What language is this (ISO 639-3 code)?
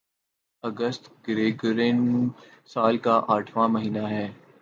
urd